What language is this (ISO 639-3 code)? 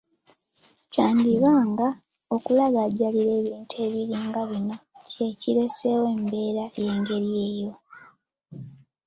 lug